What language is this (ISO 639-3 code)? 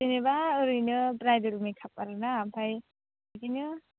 brx